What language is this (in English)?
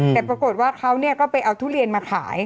Thai